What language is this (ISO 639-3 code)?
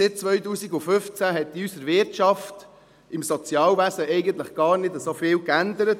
gsw